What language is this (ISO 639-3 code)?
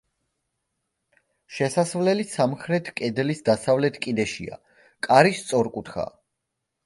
kat